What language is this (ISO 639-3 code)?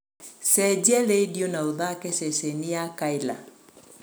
kik